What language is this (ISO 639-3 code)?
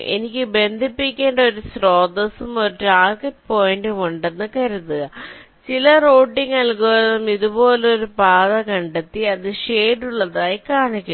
mal